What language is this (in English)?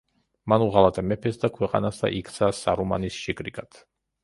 Georgian